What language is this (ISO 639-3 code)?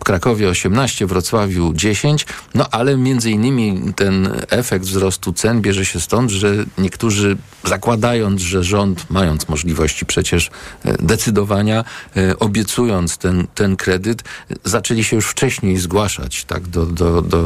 pol